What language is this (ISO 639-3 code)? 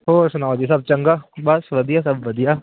pan